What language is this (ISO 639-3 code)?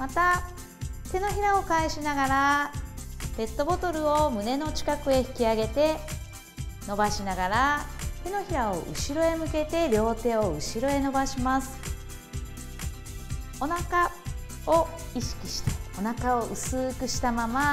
jpn